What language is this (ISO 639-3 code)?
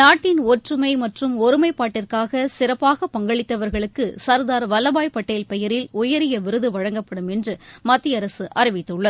tam